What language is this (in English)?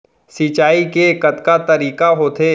Chhattisgarhi